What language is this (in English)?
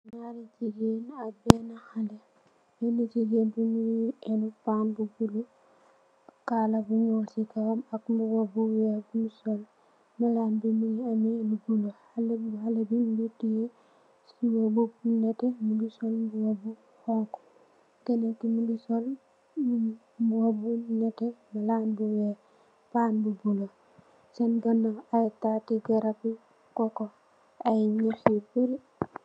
Wolof